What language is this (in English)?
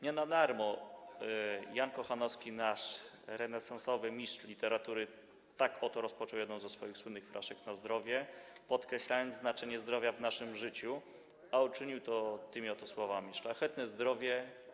Polish